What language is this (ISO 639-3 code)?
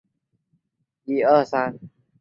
zho